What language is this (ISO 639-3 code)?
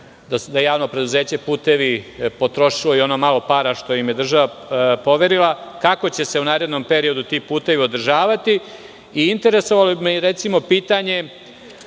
srp